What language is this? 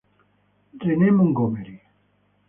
Italian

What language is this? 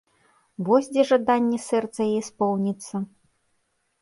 Belarusian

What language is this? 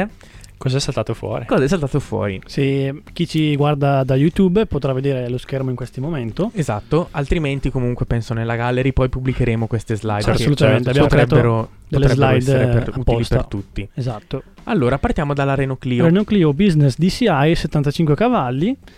Italian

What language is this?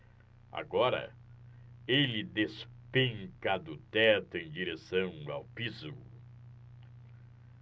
Portuguese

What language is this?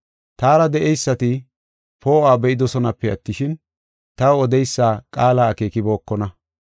Gofa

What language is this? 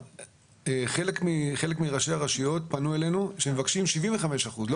Hebrew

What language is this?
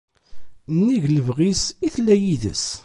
Kabyle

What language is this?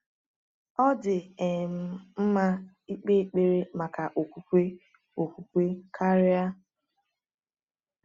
Igbo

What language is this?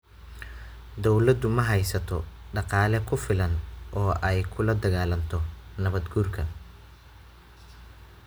Somali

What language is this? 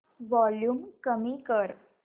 Marathi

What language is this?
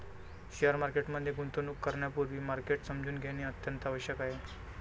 Marathi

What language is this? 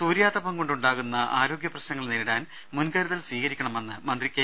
Malayalam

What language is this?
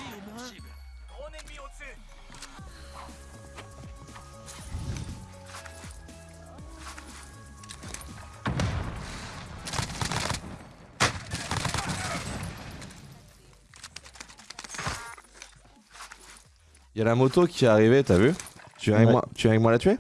French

